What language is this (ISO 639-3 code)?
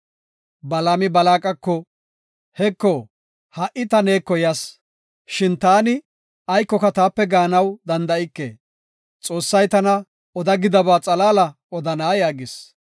gof